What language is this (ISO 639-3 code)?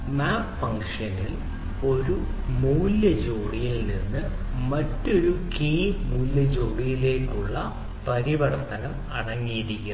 mal